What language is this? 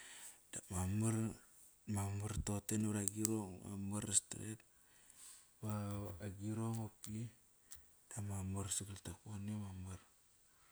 Kairak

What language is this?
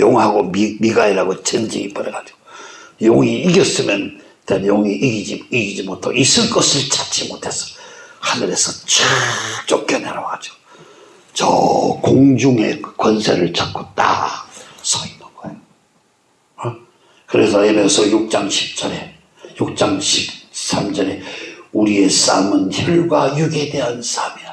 Korean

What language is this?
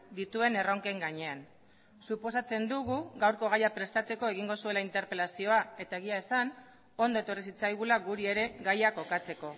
Basque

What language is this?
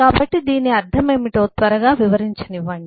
Telugu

